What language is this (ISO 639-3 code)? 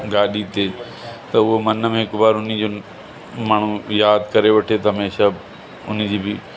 snd